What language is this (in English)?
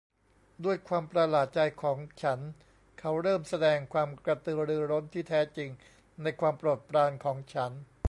Thai